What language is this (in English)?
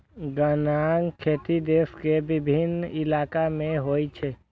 Maithili